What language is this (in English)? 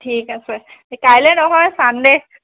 Assamese